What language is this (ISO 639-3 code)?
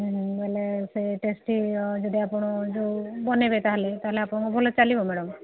ori